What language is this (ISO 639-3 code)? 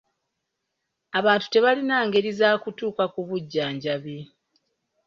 lug